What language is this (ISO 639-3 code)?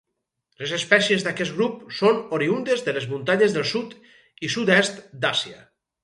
cat